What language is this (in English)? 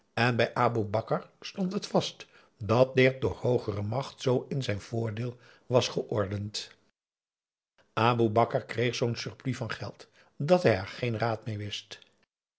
Dutch